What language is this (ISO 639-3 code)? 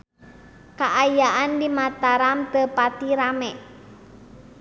sun